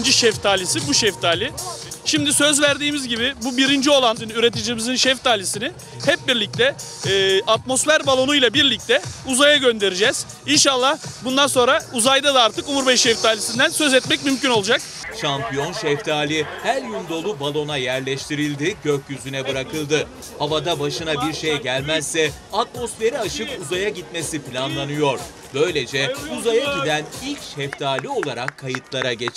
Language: Turkish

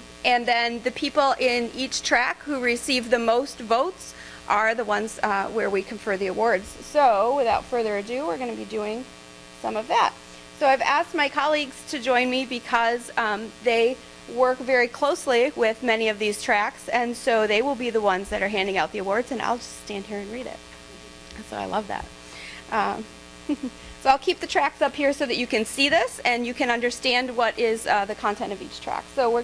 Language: English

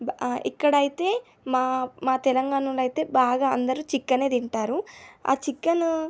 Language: Telugu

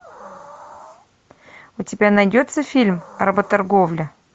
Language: Russian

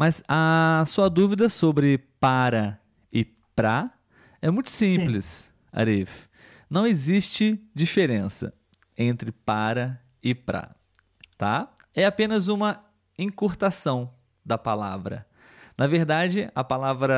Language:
Portuguese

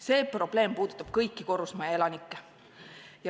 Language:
Estonian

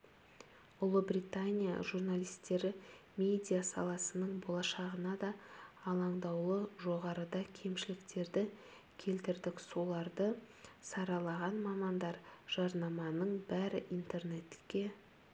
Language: Kazakh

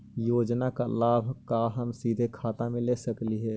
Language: Magahi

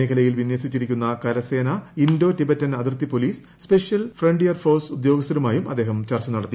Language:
Malayalam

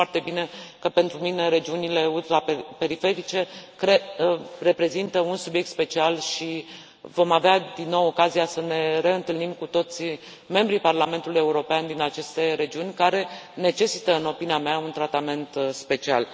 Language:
Romanian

